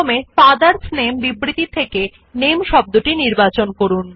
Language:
Bangla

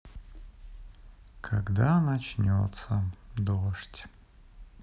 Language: Russian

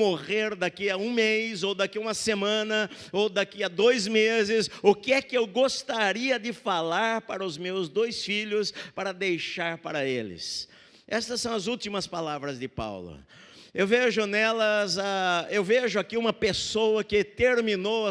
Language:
Portuguese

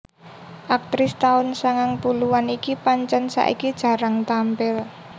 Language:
Javanese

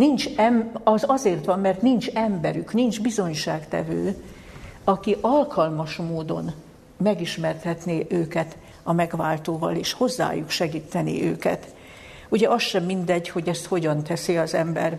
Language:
Hungarian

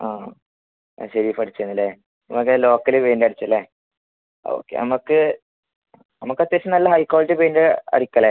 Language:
Malayalam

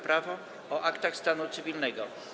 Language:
Polish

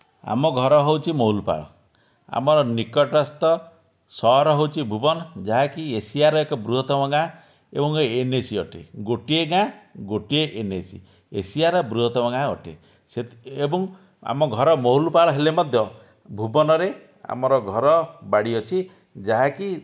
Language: Odia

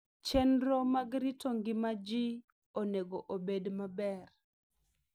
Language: Luo (Kenya and Tanzania)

